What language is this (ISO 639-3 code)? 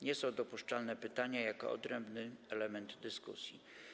pol